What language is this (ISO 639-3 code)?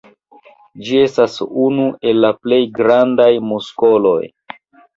epo